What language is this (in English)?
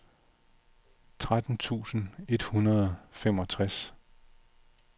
Danish